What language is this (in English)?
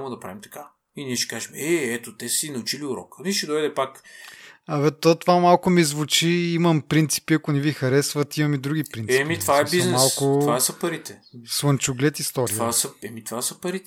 Bulgarian